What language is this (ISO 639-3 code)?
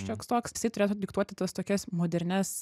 lit